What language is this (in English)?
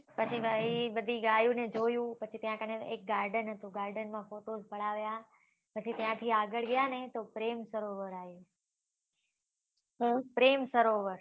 Gujarati